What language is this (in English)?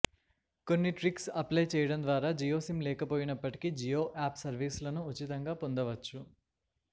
Telugu